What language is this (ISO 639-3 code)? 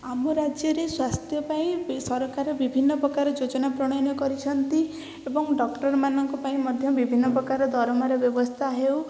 ori